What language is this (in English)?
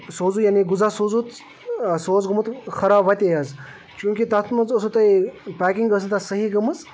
Kashmiri